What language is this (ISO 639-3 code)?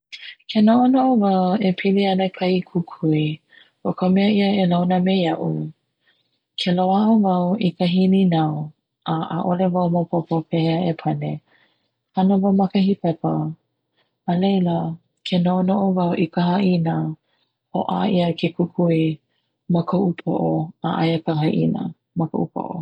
haw